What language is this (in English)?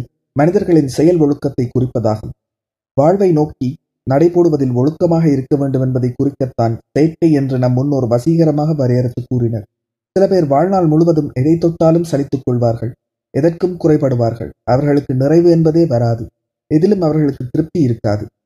Tamil